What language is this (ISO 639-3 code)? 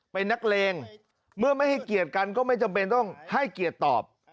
tha